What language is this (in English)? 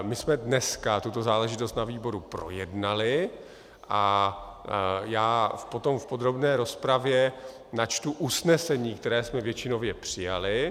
Czech